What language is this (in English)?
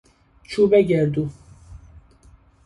Persian